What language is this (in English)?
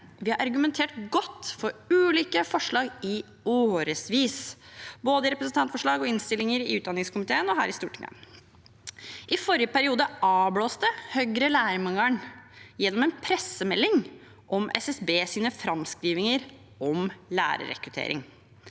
Norwegian